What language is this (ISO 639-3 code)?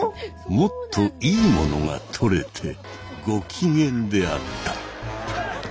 jpn